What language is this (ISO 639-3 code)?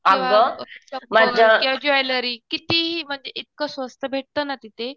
mar